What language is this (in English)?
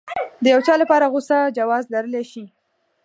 Pashto